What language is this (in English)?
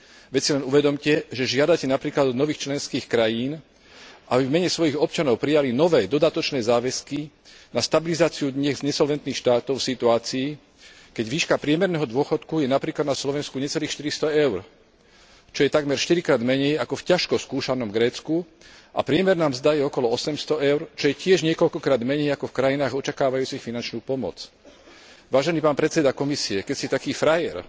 Slovak